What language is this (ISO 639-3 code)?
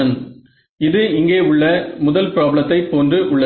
tam